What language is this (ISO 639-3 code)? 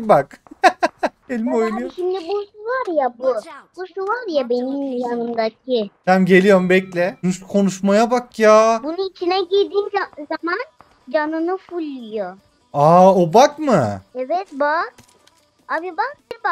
tur